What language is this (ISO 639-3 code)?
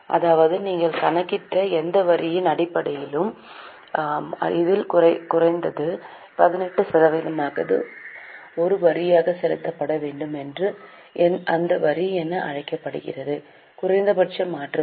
tam